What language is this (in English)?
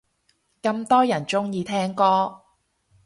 Cantonese